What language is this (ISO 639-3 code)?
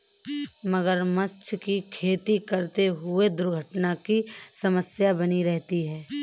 hin